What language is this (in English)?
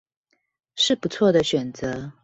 Chinese